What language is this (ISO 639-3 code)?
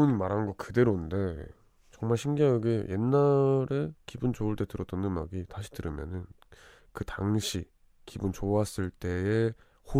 kor